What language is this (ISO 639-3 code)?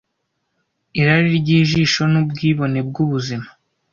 kin